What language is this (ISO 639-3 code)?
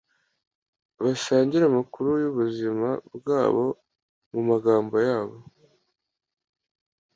kin